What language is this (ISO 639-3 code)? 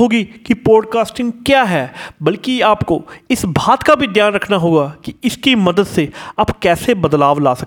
hin